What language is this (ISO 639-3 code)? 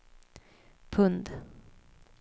swe